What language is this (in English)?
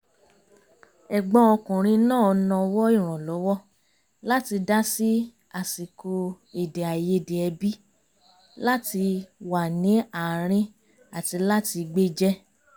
Yoruba